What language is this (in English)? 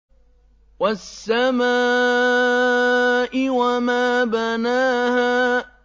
Arabic